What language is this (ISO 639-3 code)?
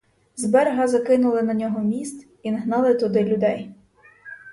ukr